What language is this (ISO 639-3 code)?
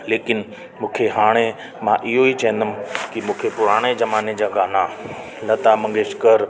snd